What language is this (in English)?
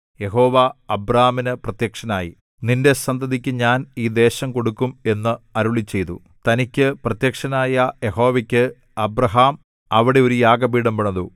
Malayalam